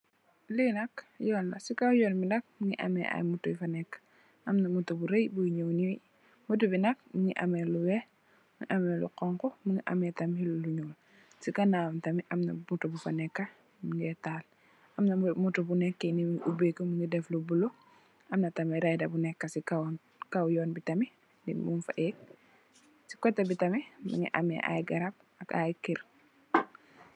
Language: Wolof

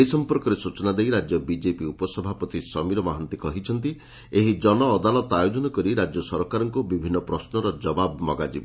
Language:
Odia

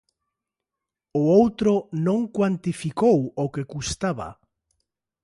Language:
Galician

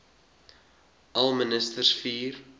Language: Afrikaans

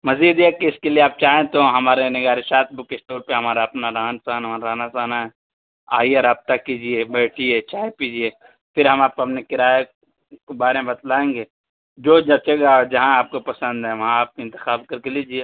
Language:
Urdu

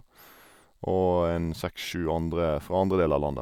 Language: Norwegian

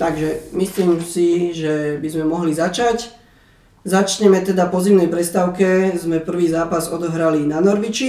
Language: Slovak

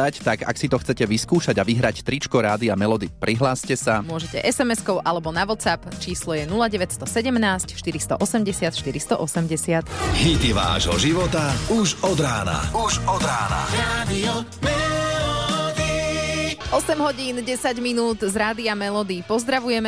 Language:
Slovak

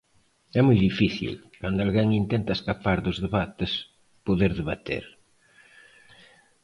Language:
Galician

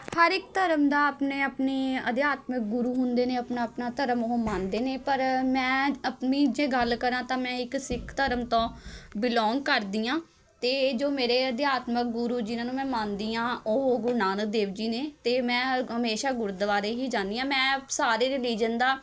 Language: Punjabi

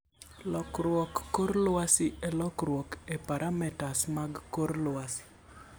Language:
Luo (Kenya and Tanzania)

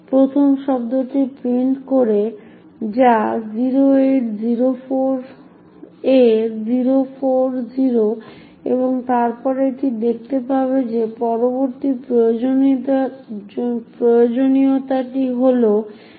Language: Bangla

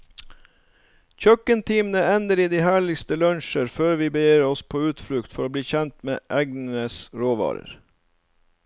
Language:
Norwegian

